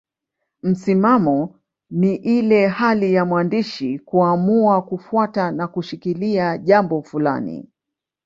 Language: Swahili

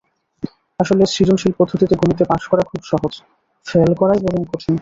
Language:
Bangla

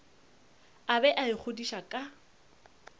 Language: Northern Sotho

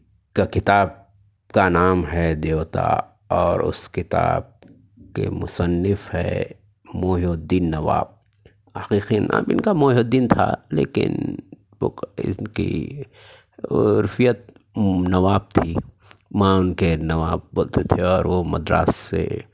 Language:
Urdu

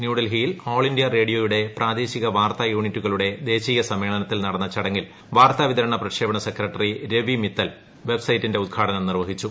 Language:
Malayalam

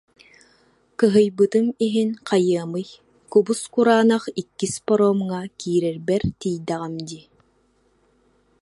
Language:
Yakut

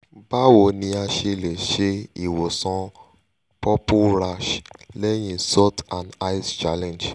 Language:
Yoruba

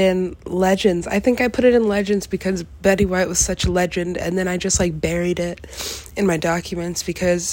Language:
English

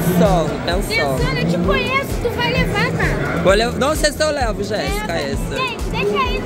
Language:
Portuguese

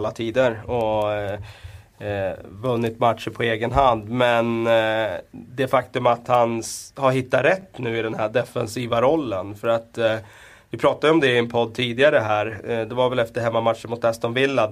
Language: Swedish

